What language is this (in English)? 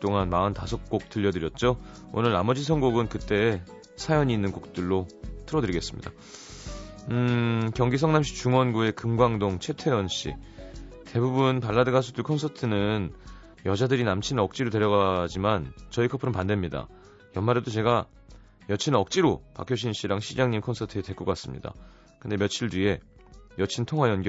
Korean